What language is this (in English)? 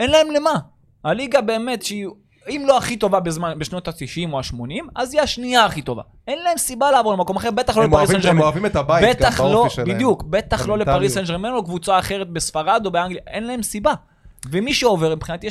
Hebrew